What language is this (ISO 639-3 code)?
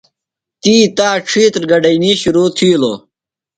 phl